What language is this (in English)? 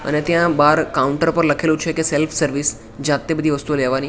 Gujarati